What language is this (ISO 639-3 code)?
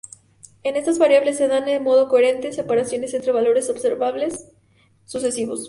spa